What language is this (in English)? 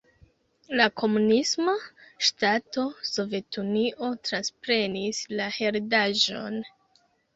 Esperanto